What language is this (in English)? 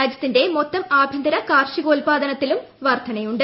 Malayalam